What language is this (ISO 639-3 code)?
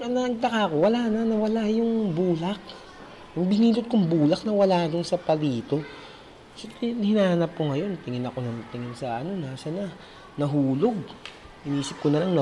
fil